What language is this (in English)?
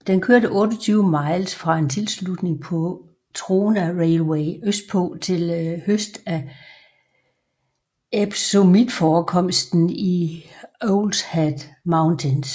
Danish